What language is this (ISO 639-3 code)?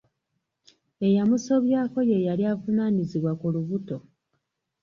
lug